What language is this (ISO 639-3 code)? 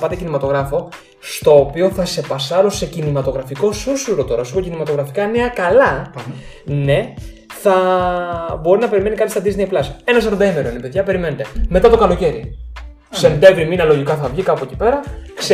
ell